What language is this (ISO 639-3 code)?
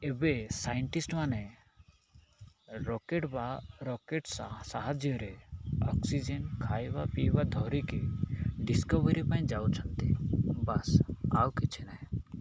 ori